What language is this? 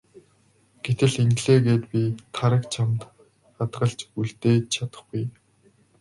Mongolian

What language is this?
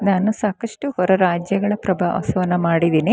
Kannada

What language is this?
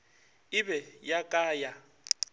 Northern Sotho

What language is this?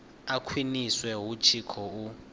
Venda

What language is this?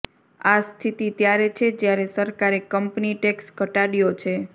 Gujarati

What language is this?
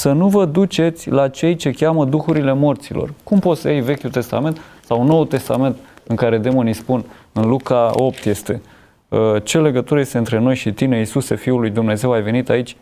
Romanian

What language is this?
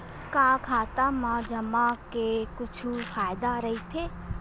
Chhattisgarhi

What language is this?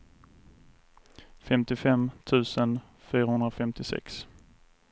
Swedish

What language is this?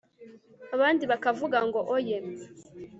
Kinyarwanda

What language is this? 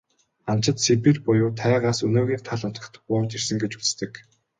Mongolian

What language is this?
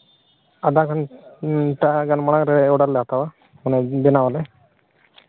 Santali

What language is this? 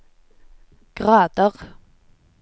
Norwegian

